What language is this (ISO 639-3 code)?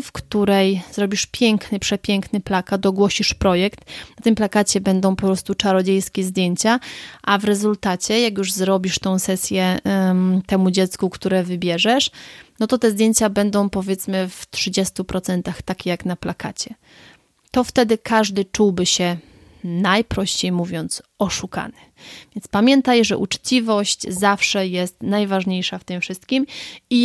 pol